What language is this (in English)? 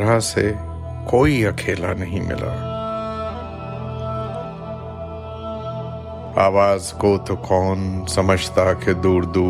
Urdu